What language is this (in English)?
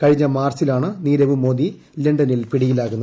Malayalam